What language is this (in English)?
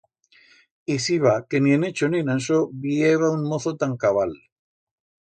Aragonese